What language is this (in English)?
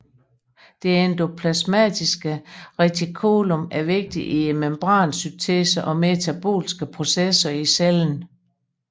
Danish